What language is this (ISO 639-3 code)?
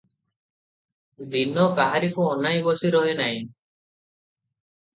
ori